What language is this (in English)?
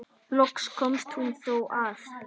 Icelandic